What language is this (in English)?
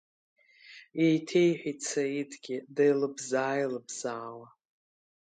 Abkhazian